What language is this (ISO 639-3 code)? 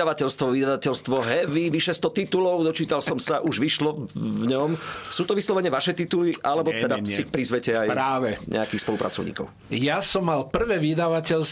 slk